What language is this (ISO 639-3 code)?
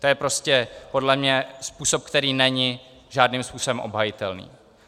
ces